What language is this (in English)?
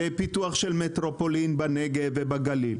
Hebrew